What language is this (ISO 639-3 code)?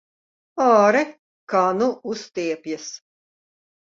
lav